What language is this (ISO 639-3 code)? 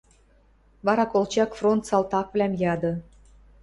mrj